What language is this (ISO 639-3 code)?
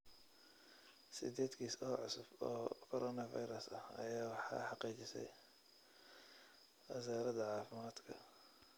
som